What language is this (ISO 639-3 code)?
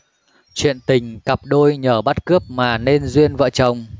vie